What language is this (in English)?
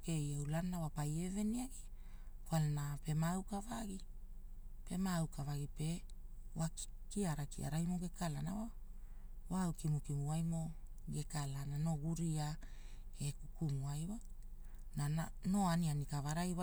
Hula